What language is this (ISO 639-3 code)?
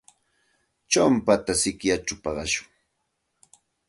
qxt